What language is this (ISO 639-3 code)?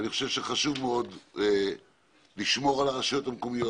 heb